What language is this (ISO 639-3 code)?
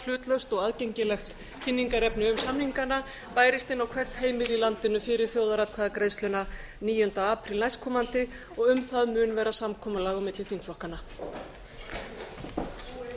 isl